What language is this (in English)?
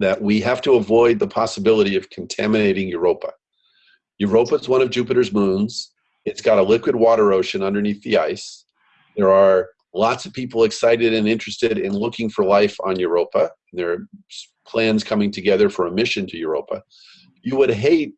English